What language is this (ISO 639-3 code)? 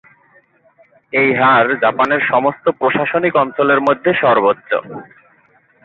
ben